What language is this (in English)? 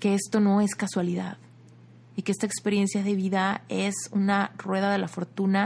Spanish